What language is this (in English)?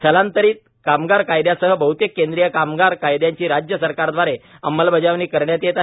Marathi